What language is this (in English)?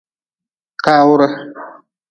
Nawdm